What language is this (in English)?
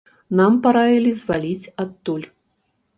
Belarusian